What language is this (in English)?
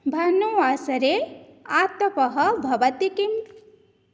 Sanskrit